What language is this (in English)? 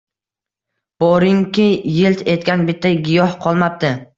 Uzbek